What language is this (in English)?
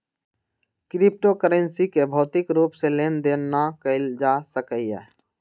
Magahi